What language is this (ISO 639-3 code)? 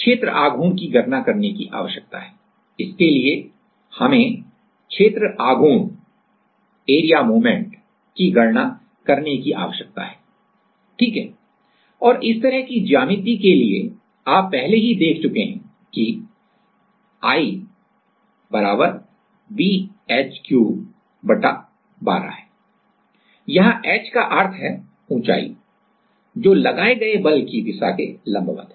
hin